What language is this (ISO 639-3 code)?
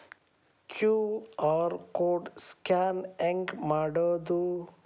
kan